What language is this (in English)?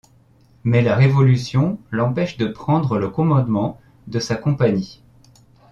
French